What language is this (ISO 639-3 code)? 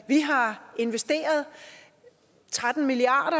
dan